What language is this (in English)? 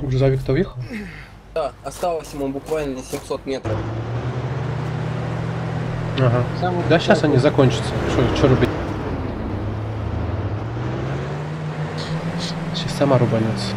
Russian